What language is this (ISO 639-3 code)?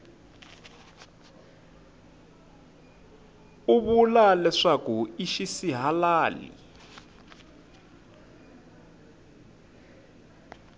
tso